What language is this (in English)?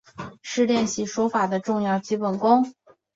Chinese